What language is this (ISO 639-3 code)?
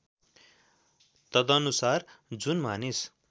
nep